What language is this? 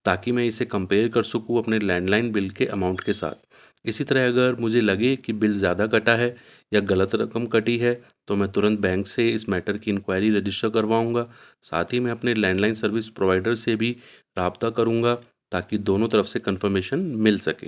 Urdu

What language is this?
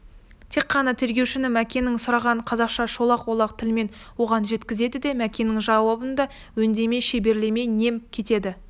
Kazakh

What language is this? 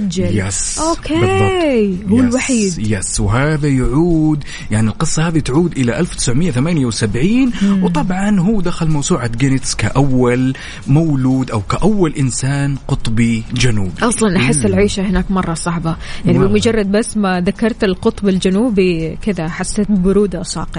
Arabic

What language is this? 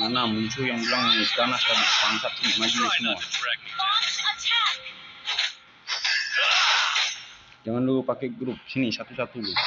Indonesian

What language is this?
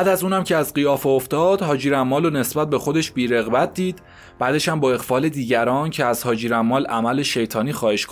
Persian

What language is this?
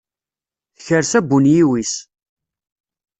Kabyle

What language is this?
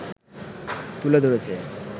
Bangla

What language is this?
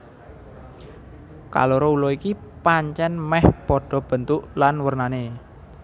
Javanese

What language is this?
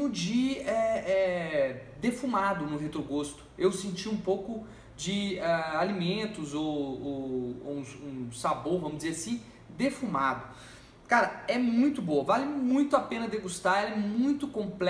Portuguese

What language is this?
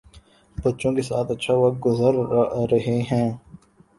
Urdu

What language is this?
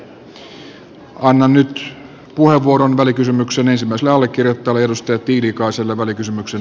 Finnish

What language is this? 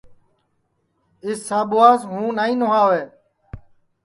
Sansi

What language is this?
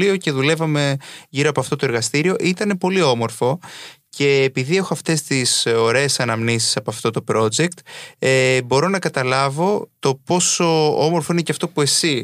Greek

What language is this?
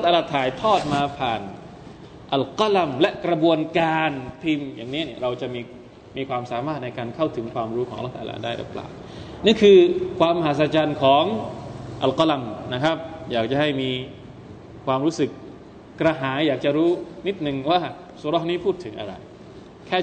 Thai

